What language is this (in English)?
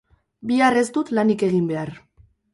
Basque